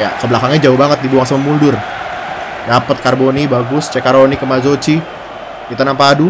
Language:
Indonesian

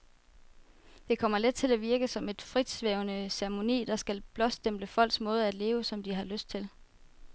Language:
Danish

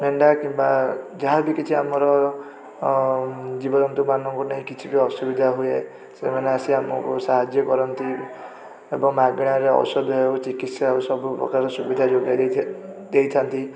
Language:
Odia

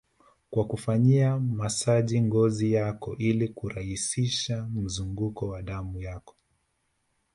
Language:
Swahili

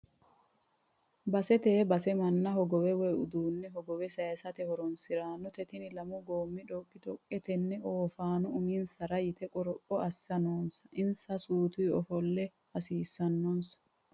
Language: Sidamo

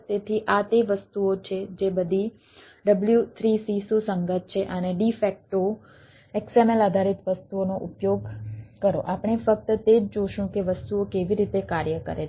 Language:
Gujarati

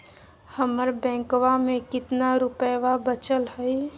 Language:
Magahi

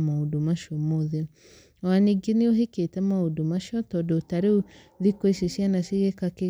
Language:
Kikuyu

